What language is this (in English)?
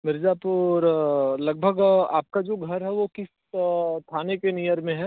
Hindi